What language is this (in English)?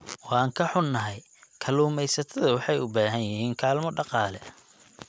Somali